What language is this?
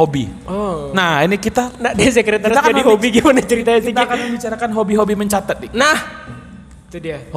Indonesian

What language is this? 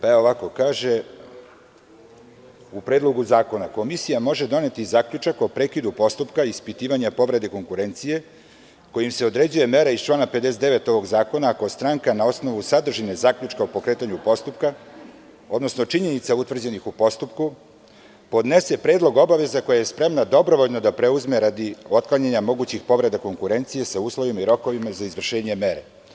Serbian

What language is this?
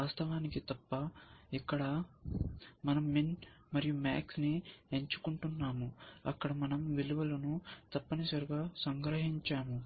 Telugu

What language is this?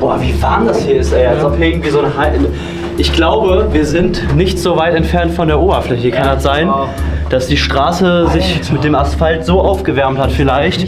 German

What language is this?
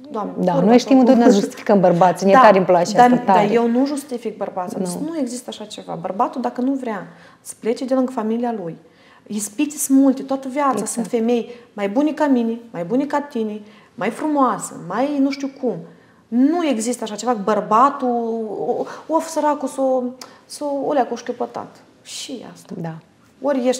Romanian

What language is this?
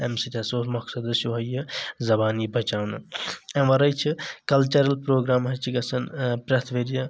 Kashmiri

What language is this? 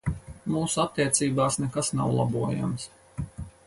Latvian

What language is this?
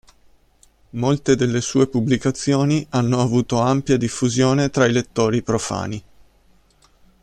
Italian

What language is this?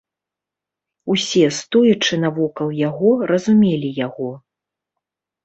Belarusian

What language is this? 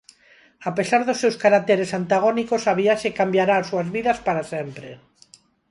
Galician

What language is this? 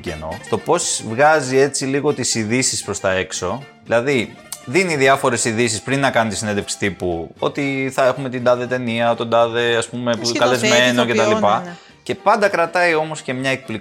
Greek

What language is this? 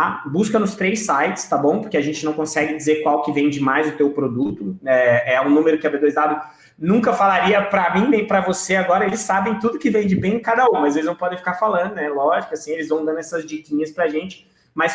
Portuguese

